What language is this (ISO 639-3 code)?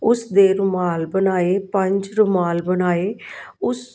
pan